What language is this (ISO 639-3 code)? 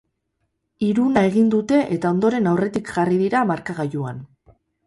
eus